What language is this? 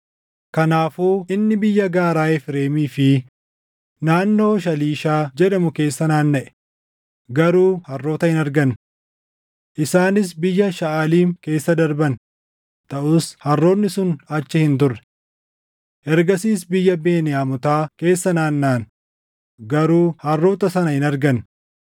Oromo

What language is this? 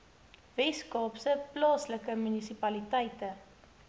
Afrikaans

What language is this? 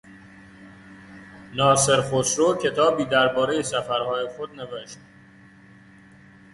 Persian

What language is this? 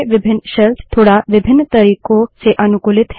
Hindi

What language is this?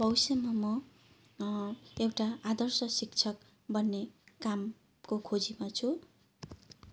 Nepali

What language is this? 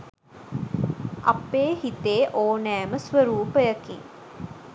Sinhala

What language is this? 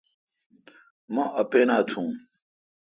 Kalkoti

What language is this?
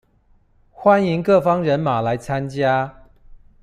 Chinese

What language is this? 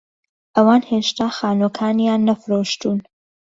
Central Kurdish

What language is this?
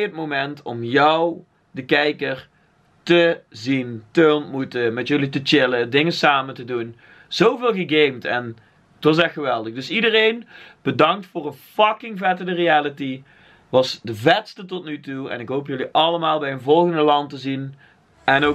Dutch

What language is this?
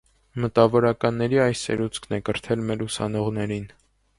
Armenian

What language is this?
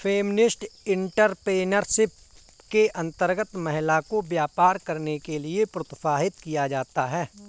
Hindi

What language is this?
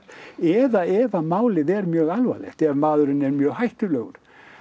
Icelandic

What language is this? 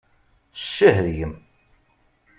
Kabyle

